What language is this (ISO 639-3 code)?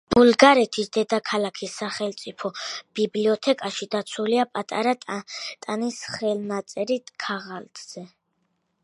kat